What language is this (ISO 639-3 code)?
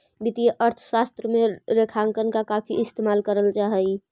mag